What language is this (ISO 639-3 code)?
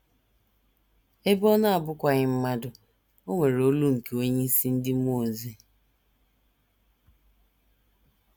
ibo